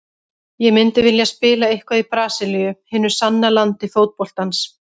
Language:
Icelandic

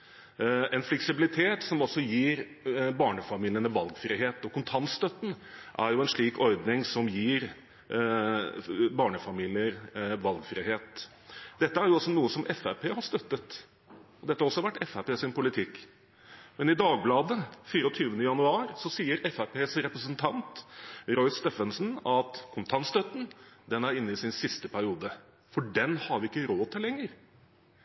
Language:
Norwegian Bokmål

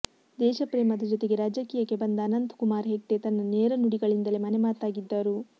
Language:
Kannada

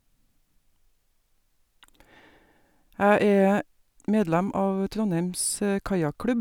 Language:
Norwegian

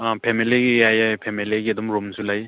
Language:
Manipuri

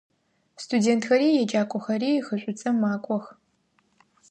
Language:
Adyghe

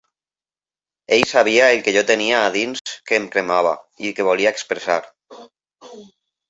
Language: Catalan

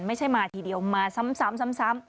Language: Thai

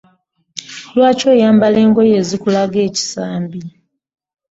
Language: Ganda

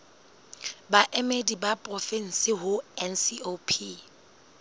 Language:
Southern Sotho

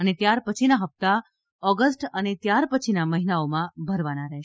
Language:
Gujarati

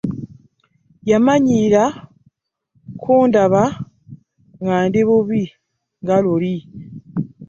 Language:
Ganda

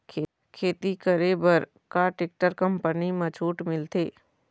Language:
Chhattisgarhi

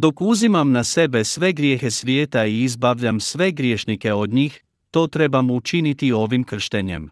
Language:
Croatian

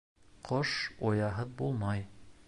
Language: Bashkir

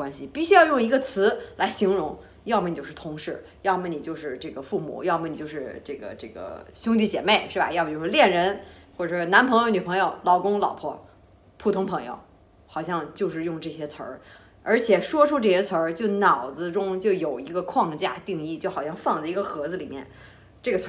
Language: Chinese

